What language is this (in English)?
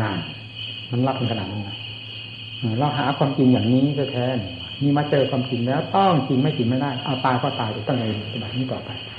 Thai